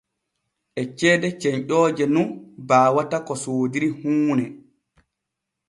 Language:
Borgu Fulfulde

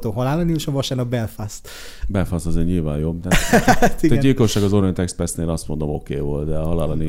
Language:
Hungarian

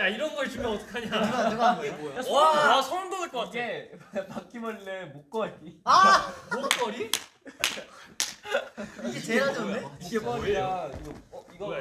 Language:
Korean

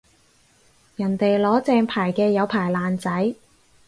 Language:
Cantonese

